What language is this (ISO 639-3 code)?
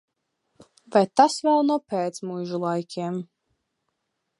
lav